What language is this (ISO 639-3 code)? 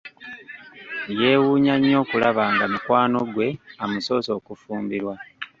lug